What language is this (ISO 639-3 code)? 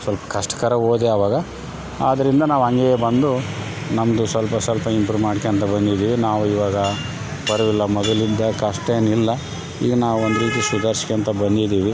kan